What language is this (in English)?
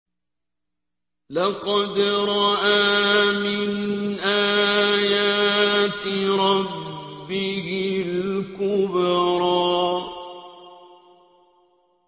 Arabic